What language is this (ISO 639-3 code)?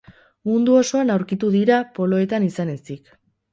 eus